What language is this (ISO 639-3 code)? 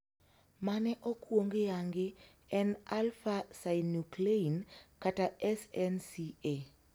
luo